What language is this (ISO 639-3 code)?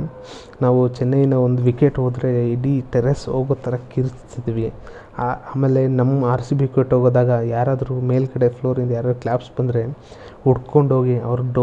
kan